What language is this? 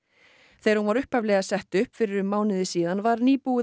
Icelandic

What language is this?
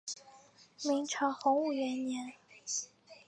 Chinese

